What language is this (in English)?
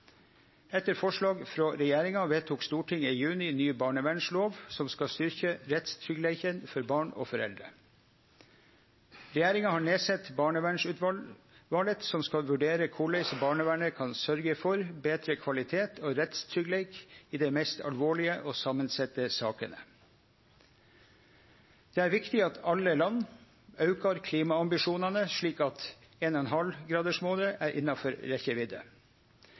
Norwegian Nynorsk